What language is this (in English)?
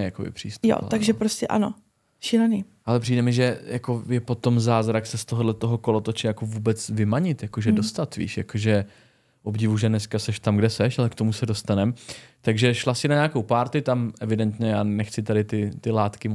Czech